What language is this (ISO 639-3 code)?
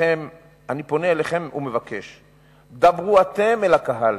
heb